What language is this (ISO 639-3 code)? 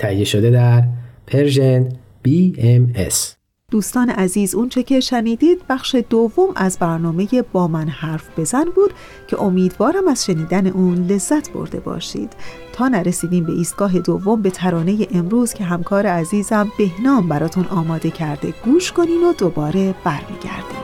fas